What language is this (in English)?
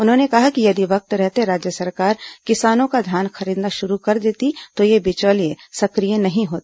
Hindi